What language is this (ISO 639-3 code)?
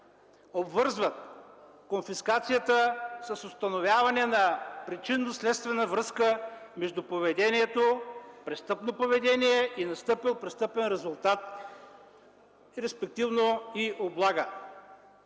bul